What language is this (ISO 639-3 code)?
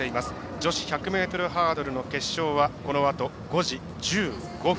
jpn